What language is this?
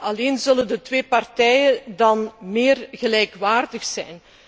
Dutch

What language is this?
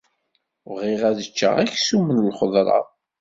Kabyle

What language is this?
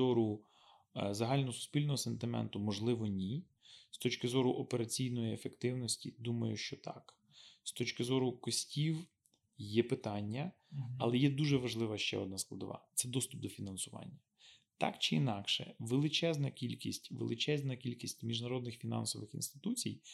Ukrainian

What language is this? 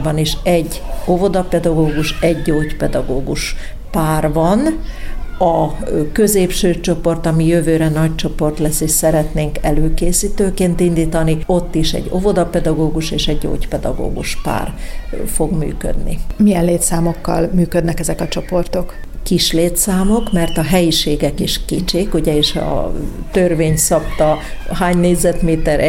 Hungarian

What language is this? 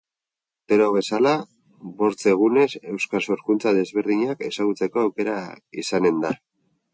Basque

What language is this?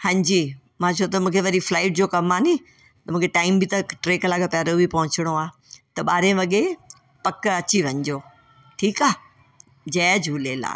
Sindhi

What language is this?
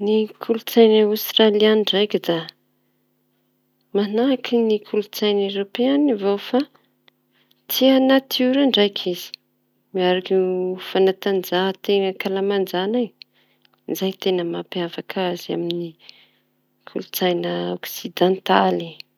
Tanosy Malagasy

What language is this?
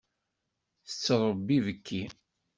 Kabyle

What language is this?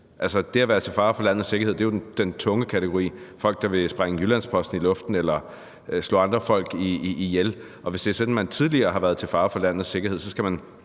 Danish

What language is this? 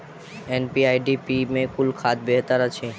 Maithili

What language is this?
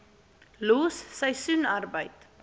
Afrikaans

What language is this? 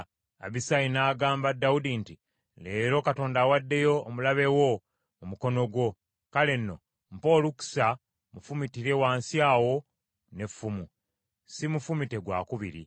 Ganda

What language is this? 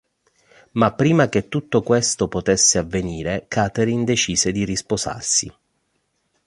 Italian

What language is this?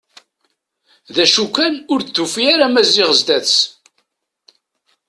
Kabyle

